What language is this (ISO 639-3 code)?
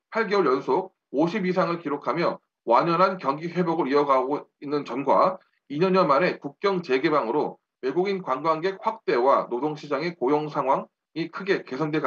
kor